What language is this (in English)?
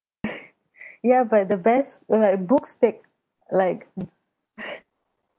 English